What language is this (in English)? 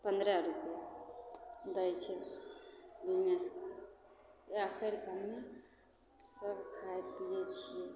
Maithili